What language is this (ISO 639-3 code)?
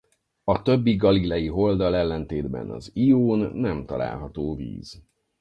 hun